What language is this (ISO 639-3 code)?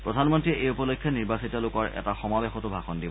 asm